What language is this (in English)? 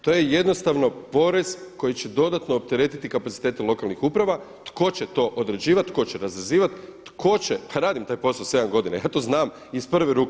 Croatian